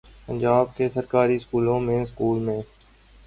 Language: Urdu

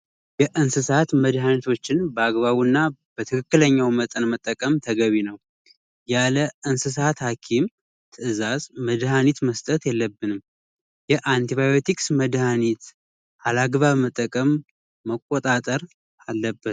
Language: Amharic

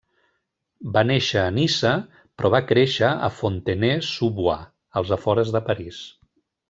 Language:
Catalan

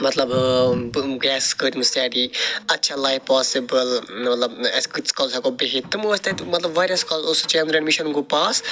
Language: Kashmiri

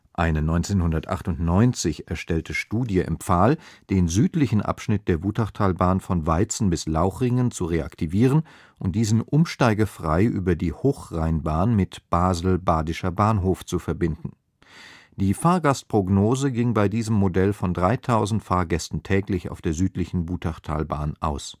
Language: German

